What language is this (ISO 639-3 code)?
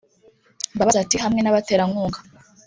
kin